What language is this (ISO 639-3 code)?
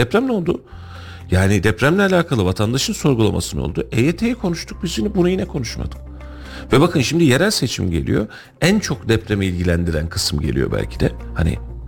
tur